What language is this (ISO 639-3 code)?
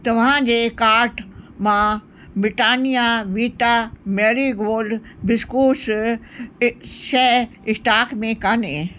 snd